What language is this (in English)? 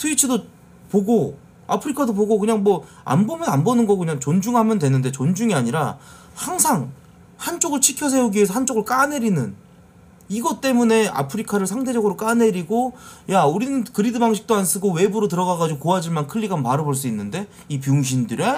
Korean